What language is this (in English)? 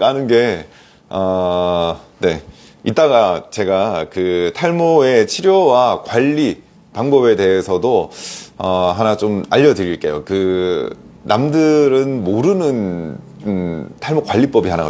Korean